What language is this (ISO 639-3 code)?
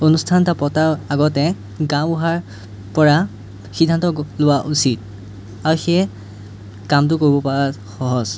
asm